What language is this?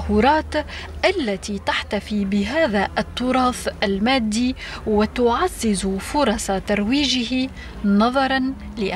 Arabic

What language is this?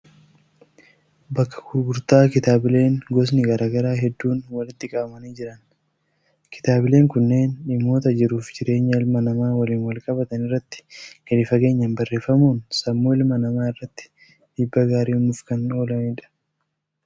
Oromo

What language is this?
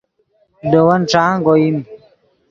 Yidgha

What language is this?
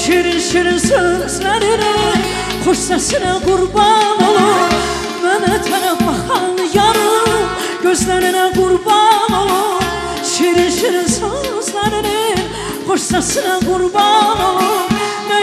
Arabic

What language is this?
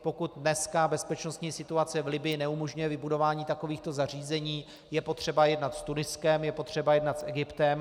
Czech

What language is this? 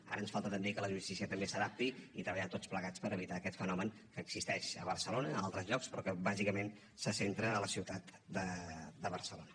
Catalan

